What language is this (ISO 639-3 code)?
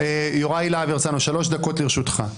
heb